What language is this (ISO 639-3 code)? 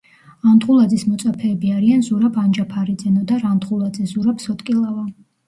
kat